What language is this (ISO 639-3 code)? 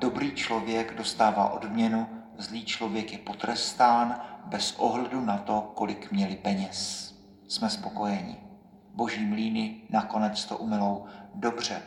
ces